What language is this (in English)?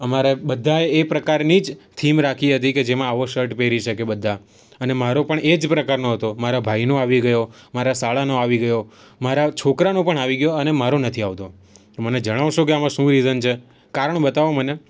Gujarati